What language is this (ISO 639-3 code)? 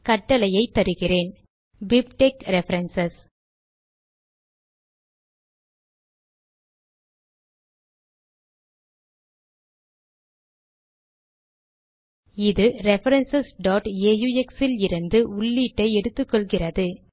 tam